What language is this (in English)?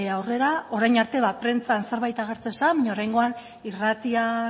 Basque